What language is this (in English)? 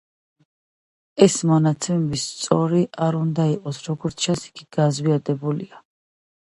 Georgian